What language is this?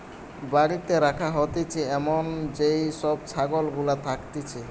Bangla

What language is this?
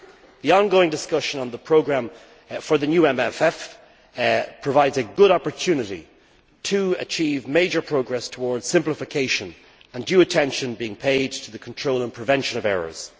English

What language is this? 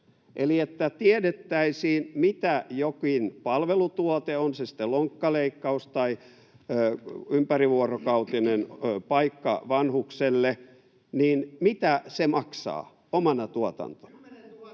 Finnish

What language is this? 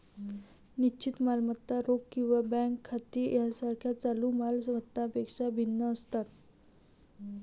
Marathi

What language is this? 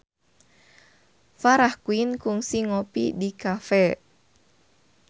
Sundanese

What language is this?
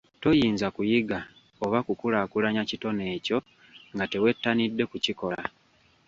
Ganda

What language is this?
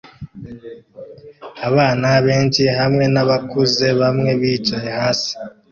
Kinyarwanda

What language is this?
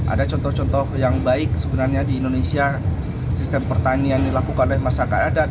Indonesian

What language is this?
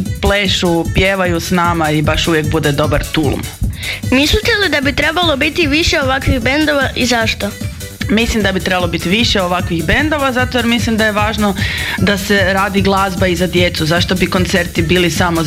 Croatian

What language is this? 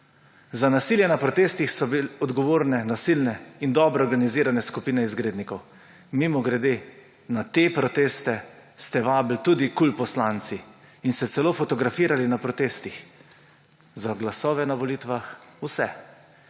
Slovenian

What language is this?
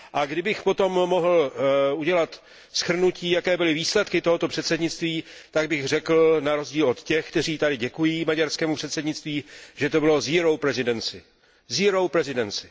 Czech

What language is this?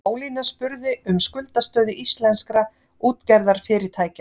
Icelandic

